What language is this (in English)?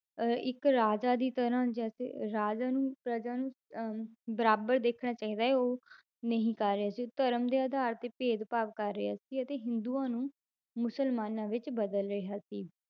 Punjabi